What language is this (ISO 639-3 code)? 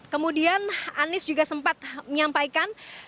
ind